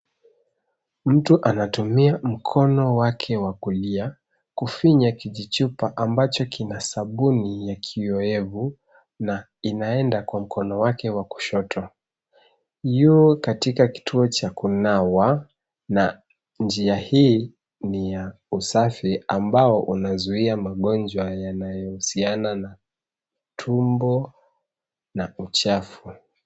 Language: Swahili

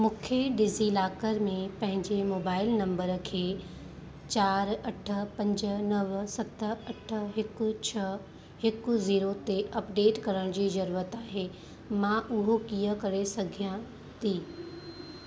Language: Sindhi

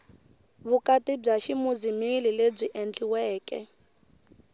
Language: Tsonga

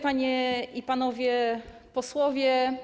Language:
Polish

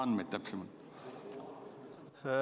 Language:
Estonian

